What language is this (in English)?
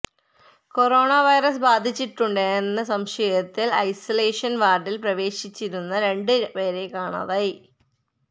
Malayalam